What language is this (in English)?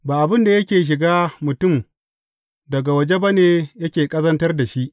Hausa